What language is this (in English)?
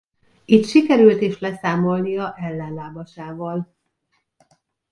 Hungarian